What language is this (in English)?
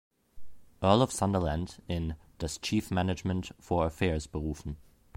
German